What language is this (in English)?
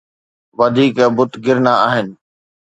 Sindhi